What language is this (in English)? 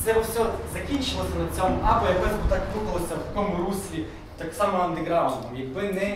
Ukrainian